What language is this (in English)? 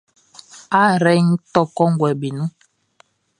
Baoulé